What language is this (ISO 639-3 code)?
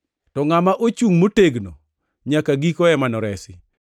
luo